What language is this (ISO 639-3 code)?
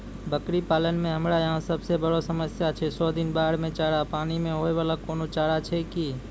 mai